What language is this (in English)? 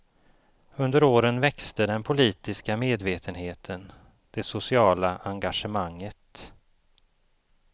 Swedish